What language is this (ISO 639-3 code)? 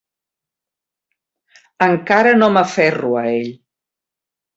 cat